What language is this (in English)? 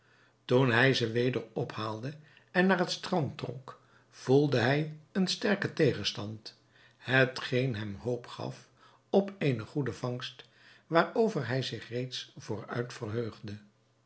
Dutch